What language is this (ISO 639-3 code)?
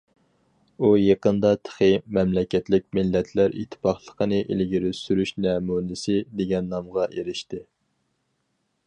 uig